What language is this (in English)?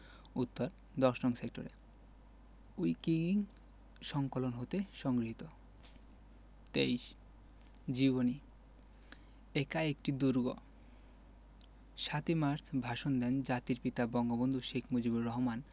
Bangla